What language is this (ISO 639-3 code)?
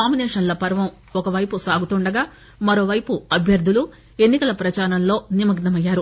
tel